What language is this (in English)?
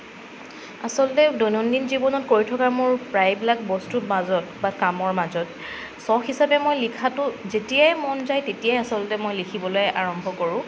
Assamese